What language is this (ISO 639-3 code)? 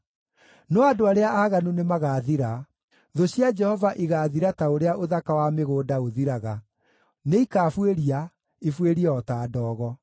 kik